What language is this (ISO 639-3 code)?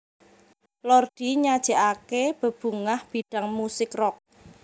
jav